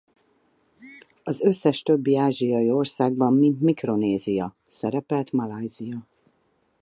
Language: Hungarian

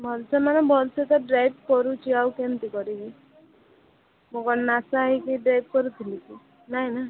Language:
Odia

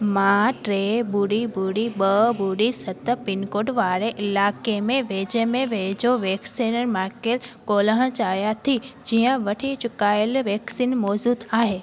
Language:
Sindhi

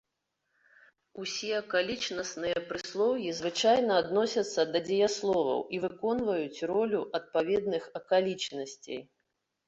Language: Belarusian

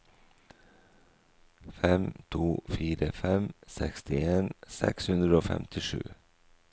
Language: Norwegian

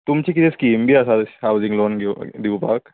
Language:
Konkani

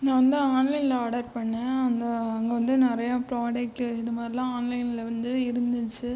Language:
Tamil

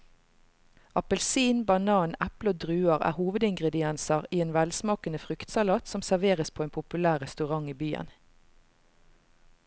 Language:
Norwegian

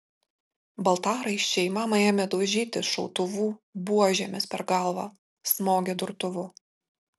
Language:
Lithuanian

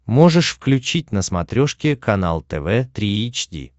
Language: Russian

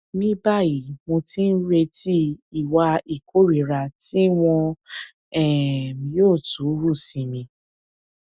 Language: Yoruba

